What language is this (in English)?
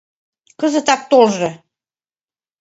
Mari